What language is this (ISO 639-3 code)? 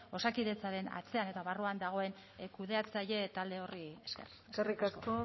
eus